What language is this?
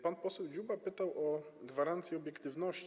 Polish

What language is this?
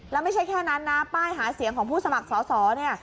Thai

